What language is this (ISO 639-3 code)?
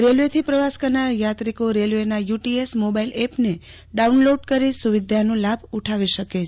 guj